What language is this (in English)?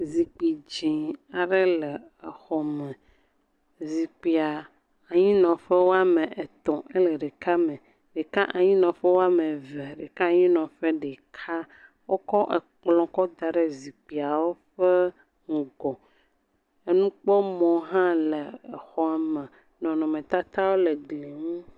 Ewe